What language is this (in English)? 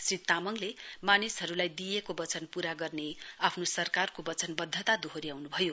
Nepali